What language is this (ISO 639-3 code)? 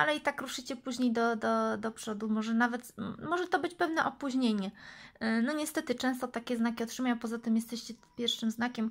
pol